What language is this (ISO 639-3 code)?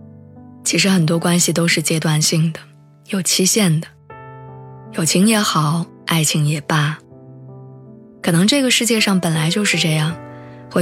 zho